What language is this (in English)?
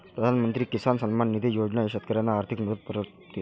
Marathi